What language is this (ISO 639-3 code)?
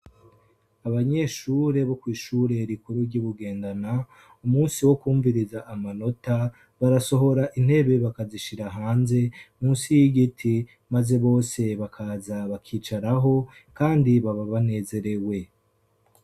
run